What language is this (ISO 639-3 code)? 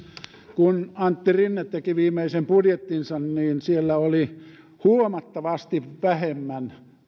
fin